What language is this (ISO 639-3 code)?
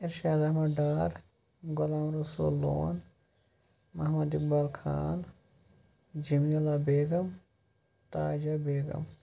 kas